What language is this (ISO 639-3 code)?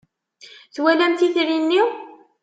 kab